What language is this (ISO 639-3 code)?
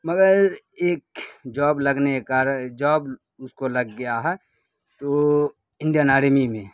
urd